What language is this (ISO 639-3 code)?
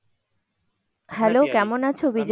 ben